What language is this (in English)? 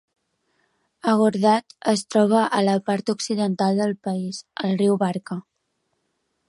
Catalan